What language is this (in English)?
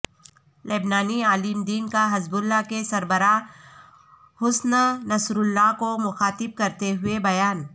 Urdu